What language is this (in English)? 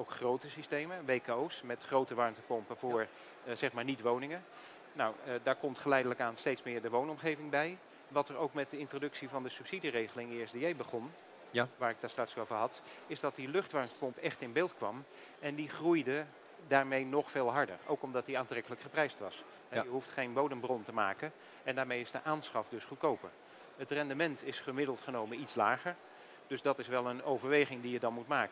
Dutch